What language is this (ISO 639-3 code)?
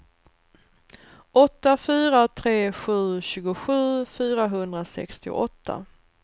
swe